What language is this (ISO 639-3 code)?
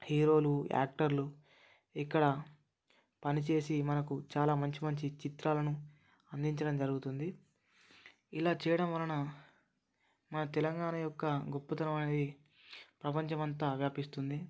tel